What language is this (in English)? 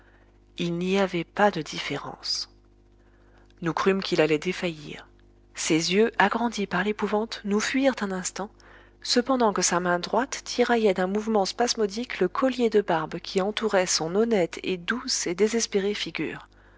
French